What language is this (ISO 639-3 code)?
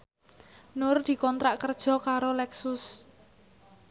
jav